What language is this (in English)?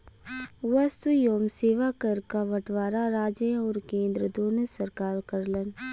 Bhojpuri